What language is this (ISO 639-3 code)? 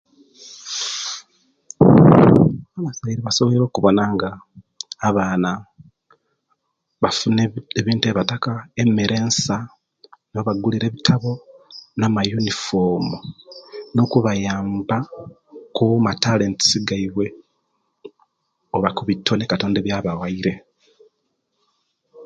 lke